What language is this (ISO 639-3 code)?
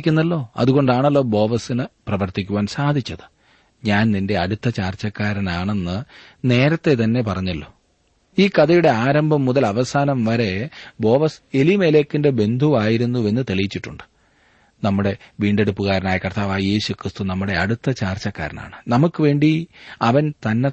mal